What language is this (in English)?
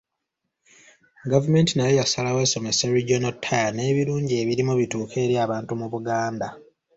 Ganda